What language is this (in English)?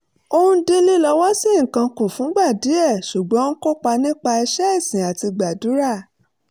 Yoruba